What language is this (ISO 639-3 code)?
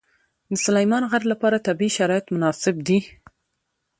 pus